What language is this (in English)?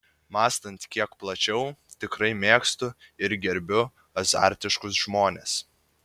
Lithuanian